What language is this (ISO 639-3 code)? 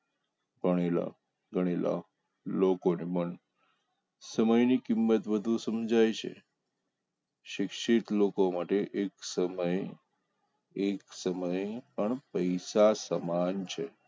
guj